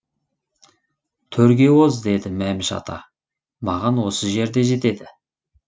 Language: Kazakh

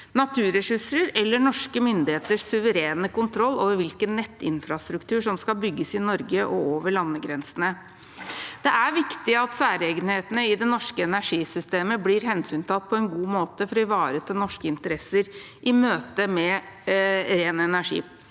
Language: Norwegian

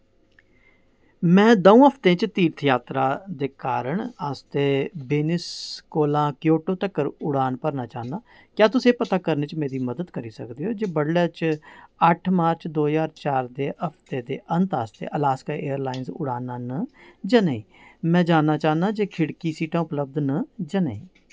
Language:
Dogri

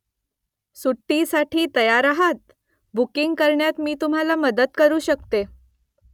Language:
Marathi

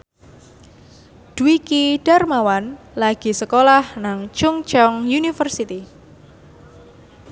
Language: Javanese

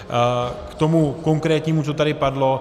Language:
Czech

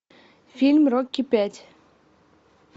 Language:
Russian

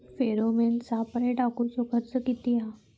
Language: Marathi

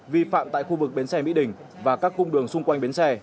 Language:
Vietnamese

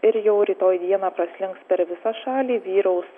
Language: Lithuanian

